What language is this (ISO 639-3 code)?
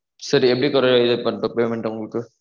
tam